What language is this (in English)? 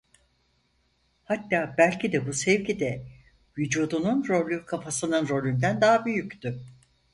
Turkish